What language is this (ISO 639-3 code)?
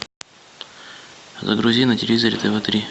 rus